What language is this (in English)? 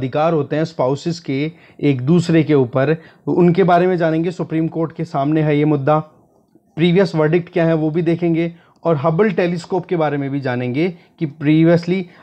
Hindi